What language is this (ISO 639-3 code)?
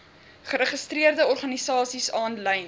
afr